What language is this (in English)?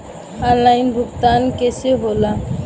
Bhojpuri